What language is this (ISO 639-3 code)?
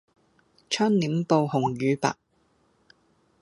yue